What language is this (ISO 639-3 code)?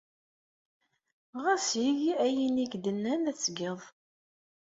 kab